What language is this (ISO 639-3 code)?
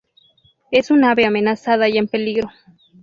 spa